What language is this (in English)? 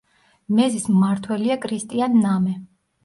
Georgian